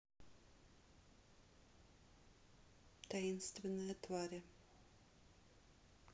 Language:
Russian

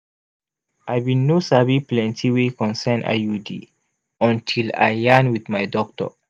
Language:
Nigerian Pidgin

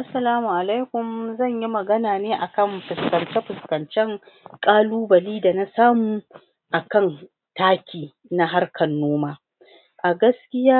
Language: Hausa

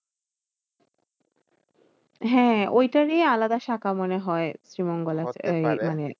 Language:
Bangla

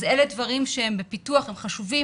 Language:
Hebrew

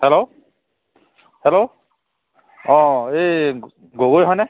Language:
Assamese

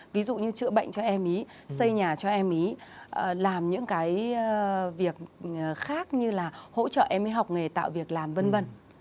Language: Vietnamese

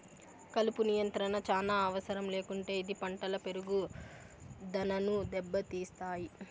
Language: Telugu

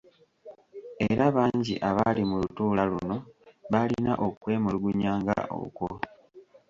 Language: Ganda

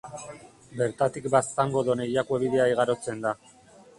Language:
Basque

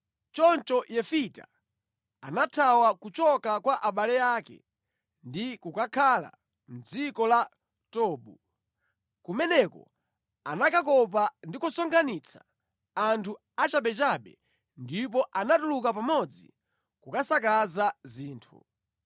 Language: Nyanja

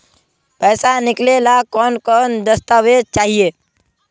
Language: Magahi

